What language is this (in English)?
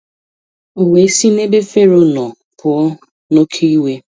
Igbo